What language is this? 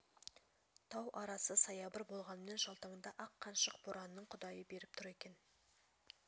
Kazakh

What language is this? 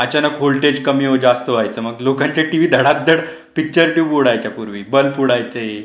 Marathi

